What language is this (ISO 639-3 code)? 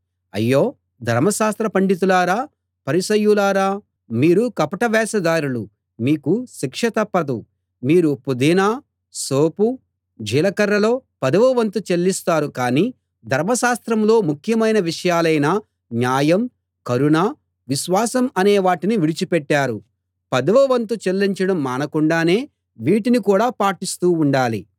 tel